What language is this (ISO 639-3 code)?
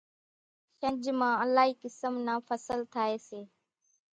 gjk